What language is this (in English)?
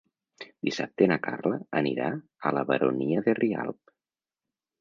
Catalan